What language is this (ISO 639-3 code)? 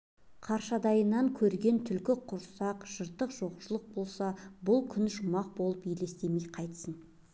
kaz